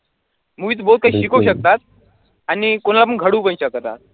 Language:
Marathi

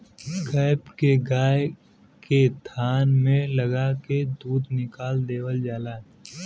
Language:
Bhojpuri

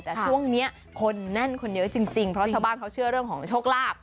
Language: Thai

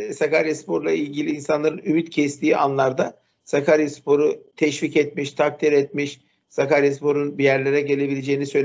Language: Turkish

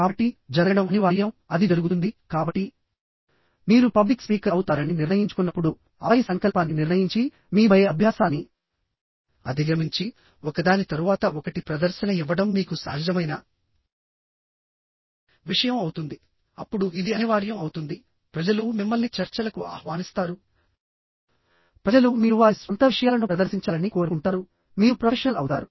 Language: Telugu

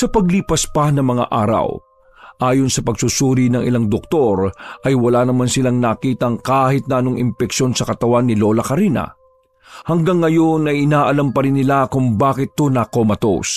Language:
Filipino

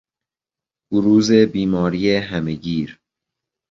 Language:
Persian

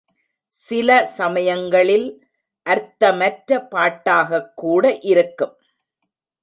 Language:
Tamil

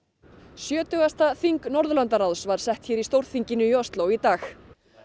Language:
Icelandic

